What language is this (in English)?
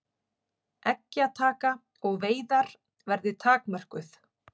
Icelandic